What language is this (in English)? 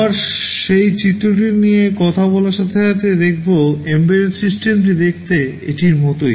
Bangla